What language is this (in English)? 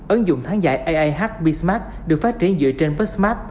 Vietnamese